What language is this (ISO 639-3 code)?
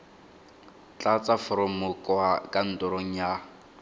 tsn